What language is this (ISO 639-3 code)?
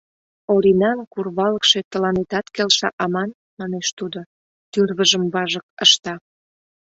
chm